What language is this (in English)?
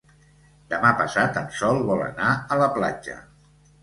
Catalan